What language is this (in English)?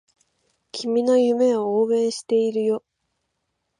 Japanese